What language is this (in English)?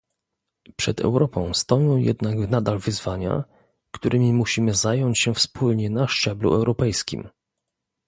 Polish